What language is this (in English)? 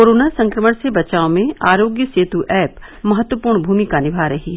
Hindi